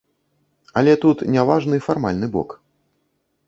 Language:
Belarusian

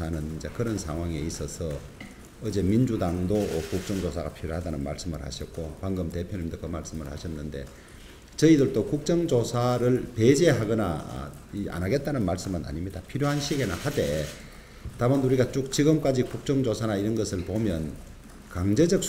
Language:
Korean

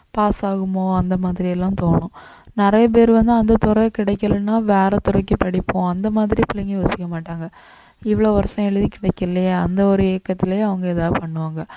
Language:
Tamil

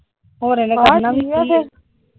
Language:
Punjabi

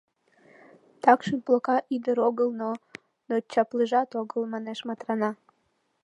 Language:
Mari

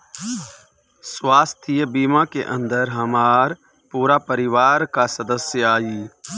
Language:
Bhojpuri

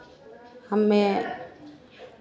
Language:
Hindi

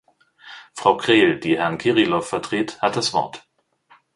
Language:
German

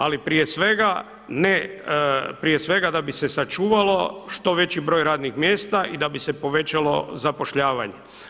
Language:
Croatian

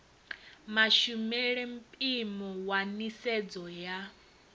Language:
Venda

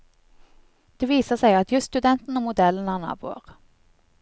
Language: Norwegian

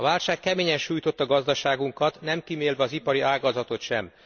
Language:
Hungarian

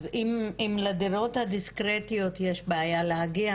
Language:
Hebrew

